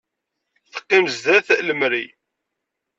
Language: Kabyle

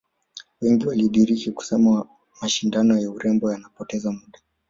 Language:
Swahili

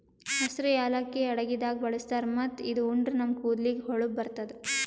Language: Kannada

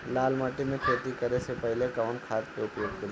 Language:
Bhojpuri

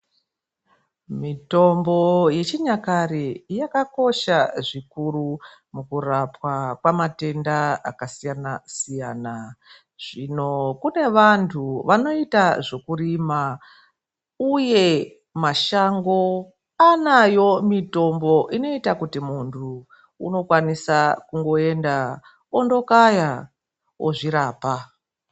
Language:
Ndau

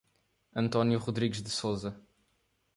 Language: Portuguese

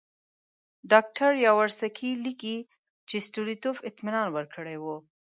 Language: Pashto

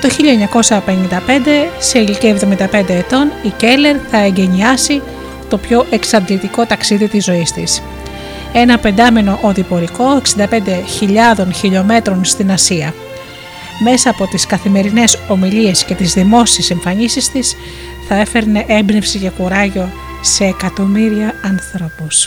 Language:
Greek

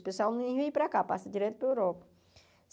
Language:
Portuguese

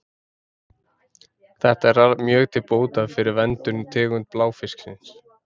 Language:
Icelandic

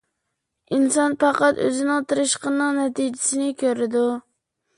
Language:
Uyghur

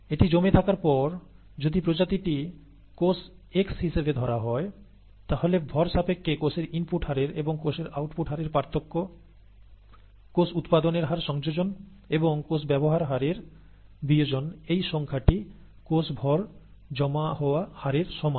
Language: Bangla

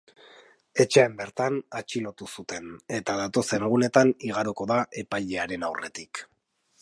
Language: Basque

